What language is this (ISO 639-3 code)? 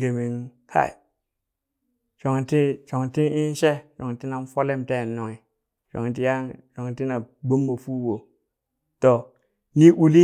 bys